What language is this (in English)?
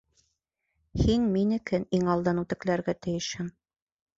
Bashkir